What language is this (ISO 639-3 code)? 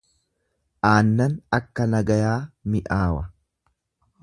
orm